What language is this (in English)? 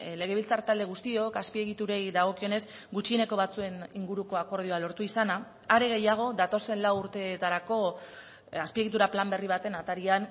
Basque